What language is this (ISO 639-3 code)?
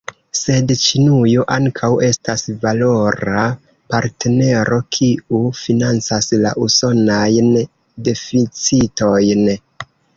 epo